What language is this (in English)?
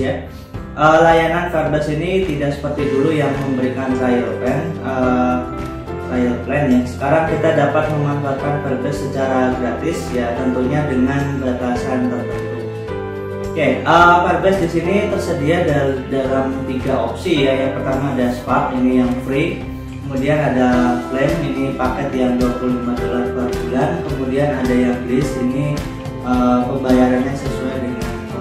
Indonesian